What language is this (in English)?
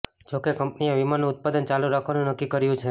Gujarati